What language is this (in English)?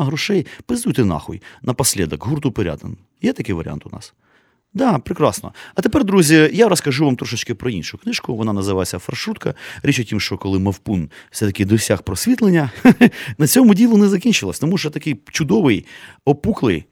Ukrainian